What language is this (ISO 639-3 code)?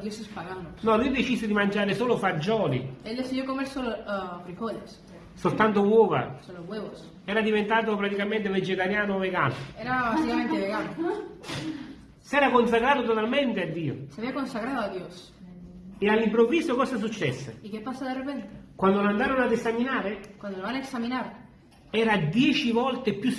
ita